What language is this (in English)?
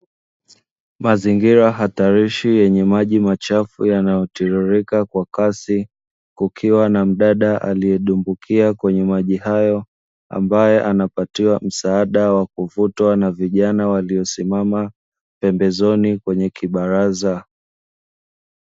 Swahili